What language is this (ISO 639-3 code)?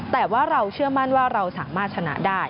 tha